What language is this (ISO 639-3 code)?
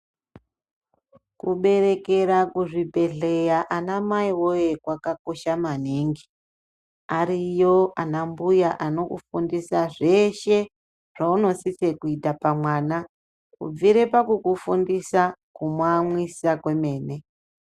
ndc